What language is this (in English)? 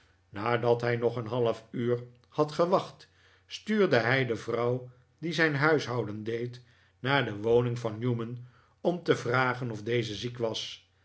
Dutch